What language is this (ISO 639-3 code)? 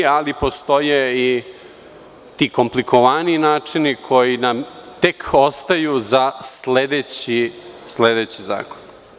srp